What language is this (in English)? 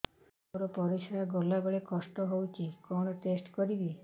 Odia